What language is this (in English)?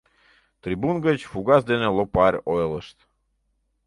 Mari